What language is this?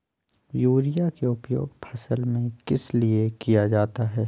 Magahi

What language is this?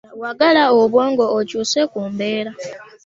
Ganda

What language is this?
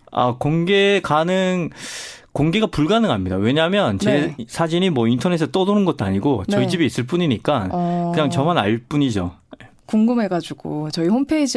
Korean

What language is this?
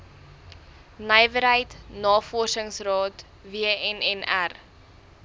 Afrikaans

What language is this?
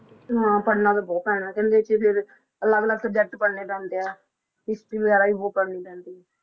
Punjabi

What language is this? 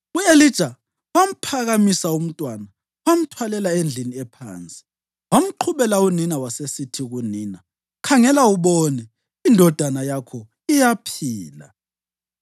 North Ndebele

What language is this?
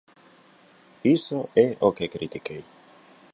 Galician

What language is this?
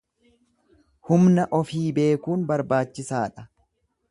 Oromo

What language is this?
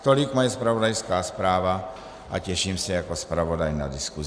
Czech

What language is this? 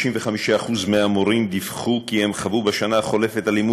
Hebrew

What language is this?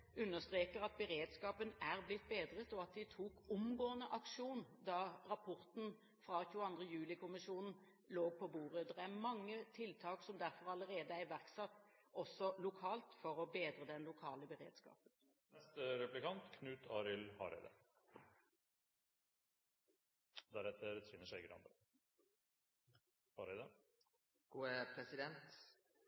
Norwegian Bokmål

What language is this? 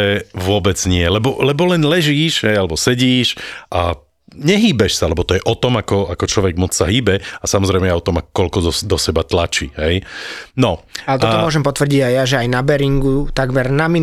Slovak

